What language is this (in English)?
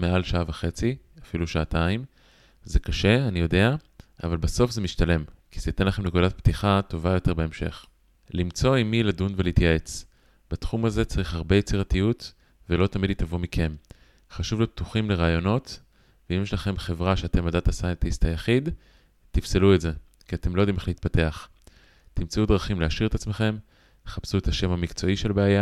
Hebrew